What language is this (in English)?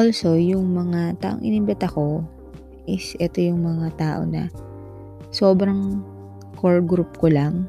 Filipino